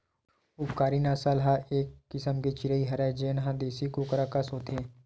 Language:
Chhattisgarhi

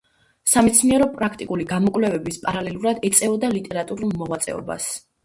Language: Georgian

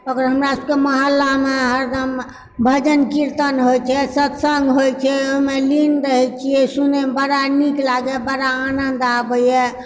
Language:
Maithili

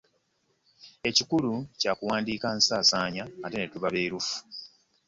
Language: Ganda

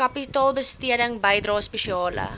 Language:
Afrikaans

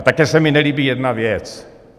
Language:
Czech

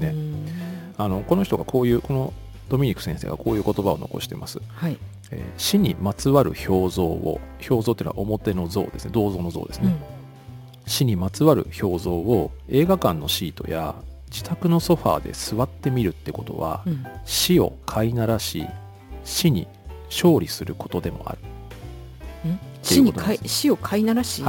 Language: Japanese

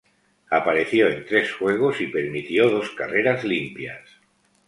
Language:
Spanish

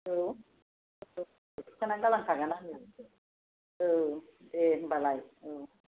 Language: Bodo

